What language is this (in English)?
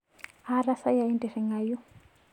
Masai